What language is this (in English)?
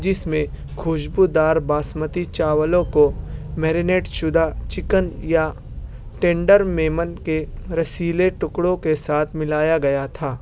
Urdu